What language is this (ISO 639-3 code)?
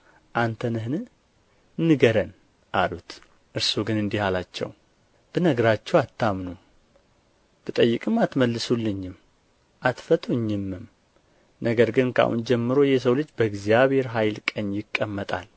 amh